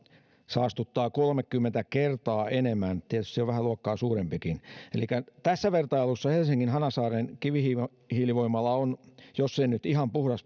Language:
Finnish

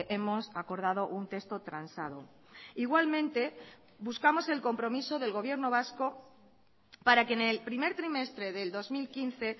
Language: Spanish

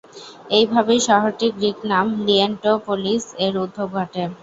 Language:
Bangla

